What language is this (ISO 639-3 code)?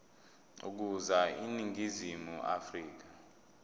zul